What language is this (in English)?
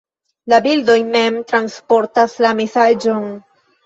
Esperanto